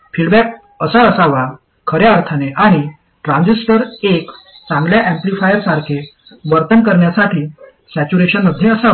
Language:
Marathi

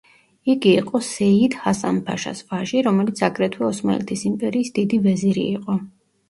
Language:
Georgian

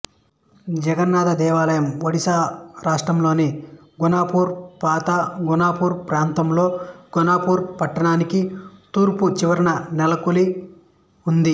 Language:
Telugu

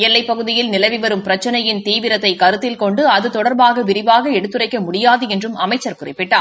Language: Tamil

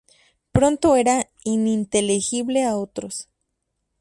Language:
Spanish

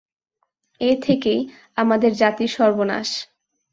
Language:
Bangla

